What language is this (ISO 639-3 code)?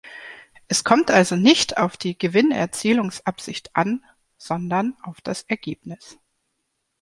deu